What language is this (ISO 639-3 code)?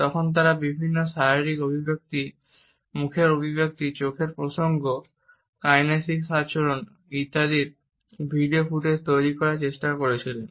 ben